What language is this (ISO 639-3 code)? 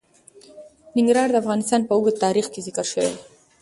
pus